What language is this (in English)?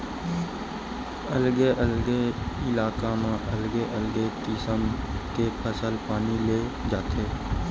Chhattisgarhi